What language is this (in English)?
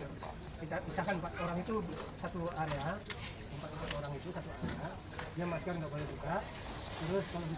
Indonesian